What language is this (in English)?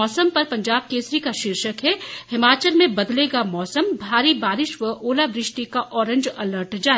Hindi